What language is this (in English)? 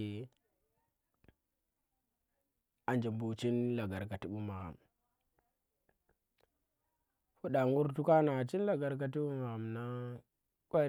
Tera